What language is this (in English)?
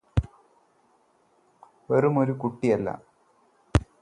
Malayalam